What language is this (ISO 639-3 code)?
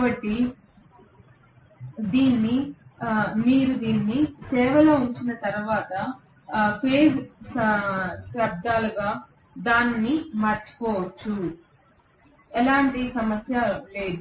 tel